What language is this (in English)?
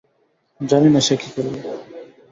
Bangla